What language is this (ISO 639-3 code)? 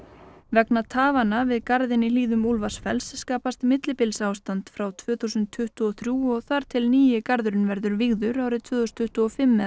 isl